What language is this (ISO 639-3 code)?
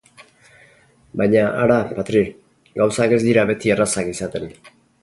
eus